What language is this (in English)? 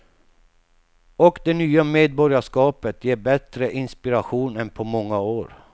Swedish